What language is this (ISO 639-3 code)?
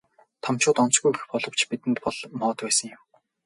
mon